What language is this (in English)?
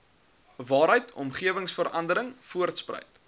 Afrikaans